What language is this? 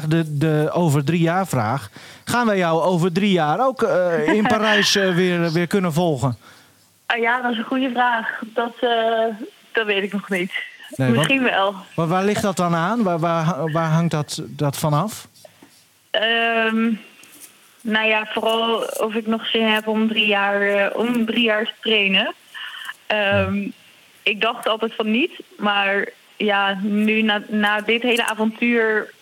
Dutch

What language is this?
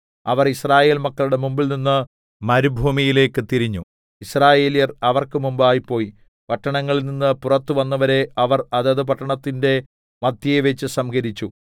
Malayalam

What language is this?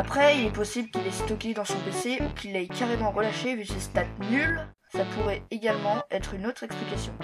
French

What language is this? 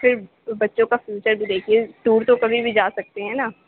Urdu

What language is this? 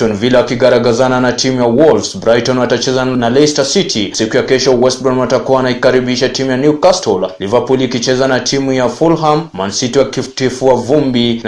Swahili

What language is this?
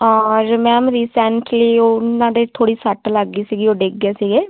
Punjabi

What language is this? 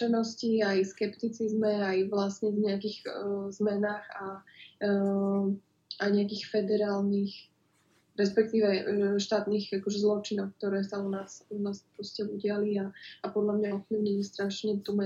Slovak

